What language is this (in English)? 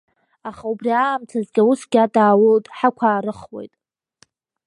Abkhazian